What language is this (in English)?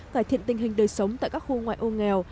Vietnamese